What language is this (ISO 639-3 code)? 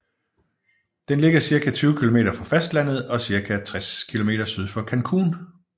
dan